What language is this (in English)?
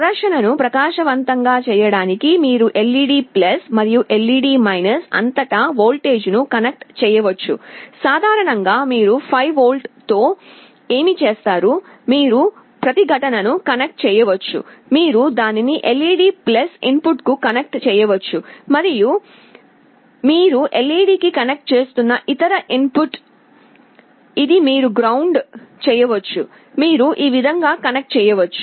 Telugu